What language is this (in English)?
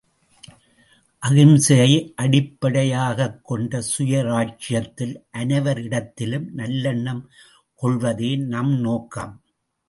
Tamil